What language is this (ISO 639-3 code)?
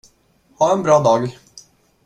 swe